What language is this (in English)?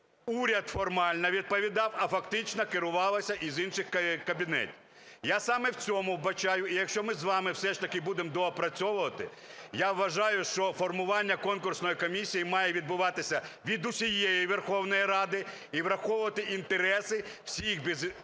Ukrainian